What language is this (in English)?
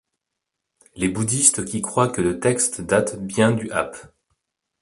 French